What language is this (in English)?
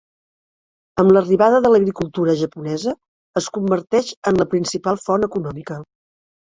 Catalan